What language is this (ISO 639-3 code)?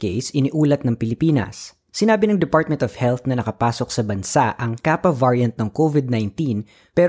fil